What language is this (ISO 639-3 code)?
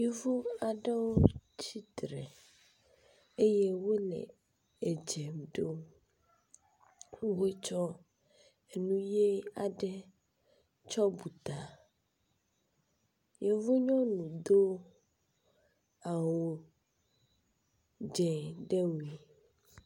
ewe